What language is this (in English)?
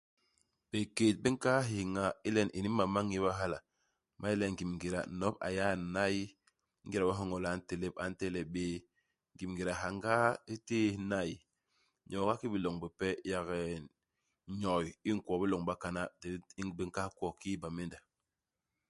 Basaa